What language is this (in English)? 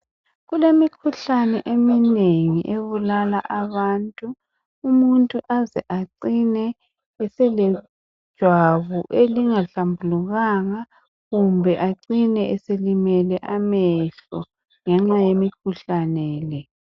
North Ndebele